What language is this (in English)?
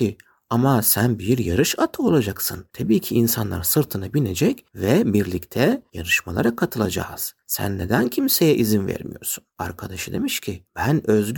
Turkish